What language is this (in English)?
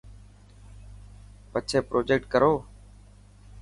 Dhatki